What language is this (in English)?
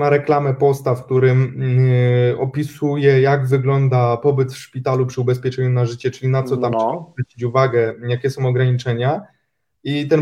Polish